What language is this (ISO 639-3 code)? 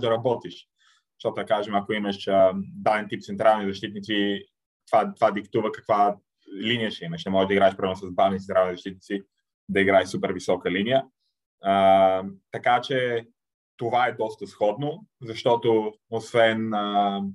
bul